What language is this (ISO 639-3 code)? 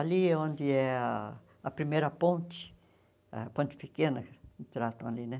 por